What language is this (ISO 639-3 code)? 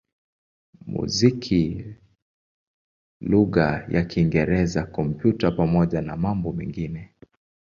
swa